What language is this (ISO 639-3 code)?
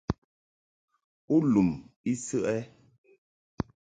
mhk